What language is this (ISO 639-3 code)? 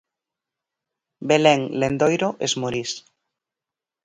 glg